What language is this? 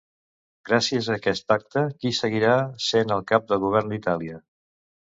Catalan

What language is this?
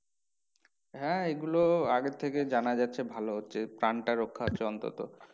Bangla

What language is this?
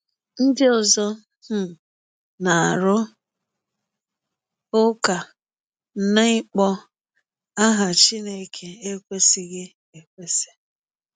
Igbo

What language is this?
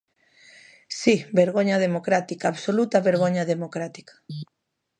Galician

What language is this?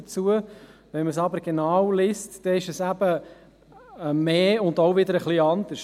Swiss German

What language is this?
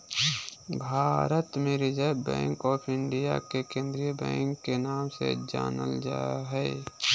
Magahi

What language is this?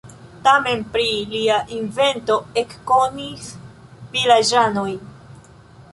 Esperanto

